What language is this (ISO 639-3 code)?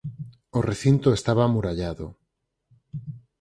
glg